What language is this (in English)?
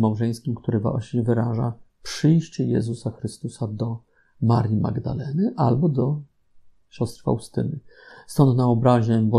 Polish